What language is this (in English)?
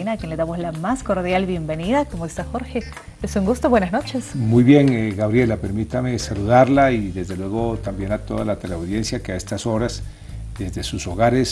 Spanish